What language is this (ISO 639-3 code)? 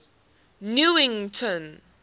eng